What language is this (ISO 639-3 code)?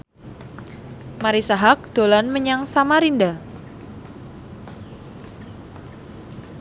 jav